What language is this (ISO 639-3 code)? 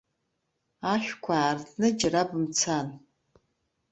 abk